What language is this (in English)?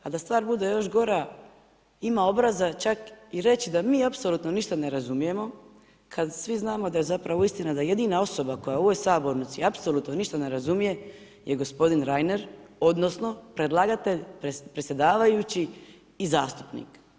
Croatian